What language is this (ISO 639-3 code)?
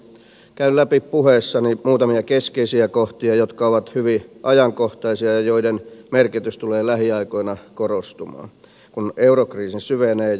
fin